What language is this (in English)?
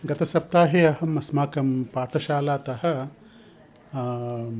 Sanskrit